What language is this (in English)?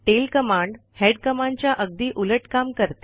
Marathi